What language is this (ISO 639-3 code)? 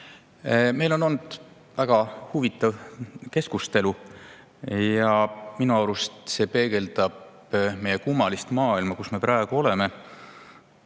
est